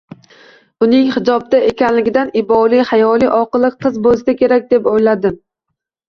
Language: Uzbek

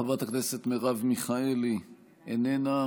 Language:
Hebrew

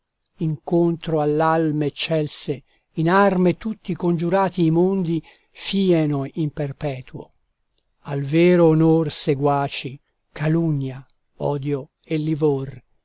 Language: Italian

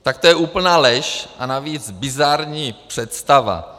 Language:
Czech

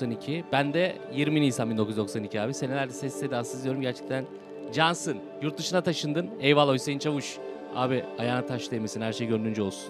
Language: Turkish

